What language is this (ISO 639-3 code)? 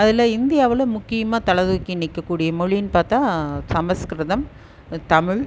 tam